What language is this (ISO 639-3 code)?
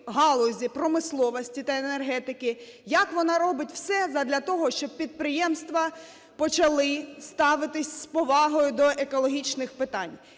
ukr